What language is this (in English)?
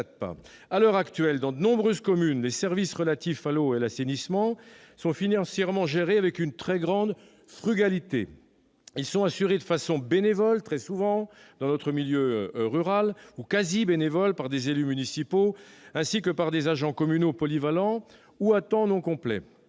French